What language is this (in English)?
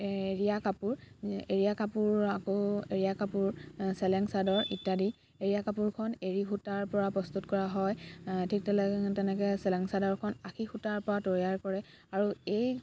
Assamese